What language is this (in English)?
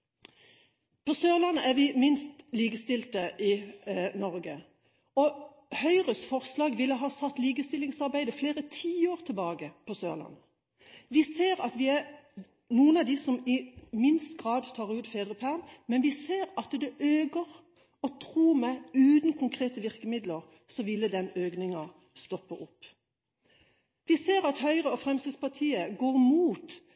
Norwegian Bokmål